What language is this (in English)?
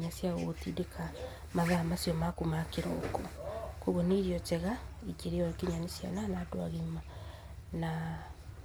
Kikuyu